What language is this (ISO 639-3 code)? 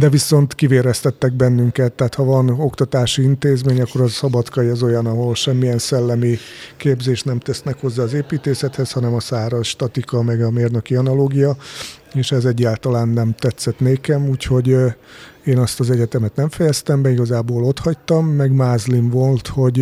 hun